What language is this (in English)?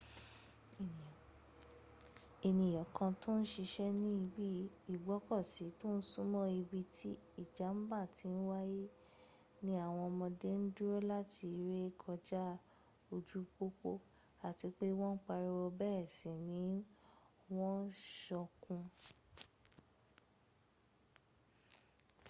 Yoruba